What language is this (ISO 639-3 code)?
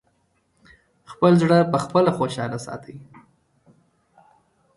pus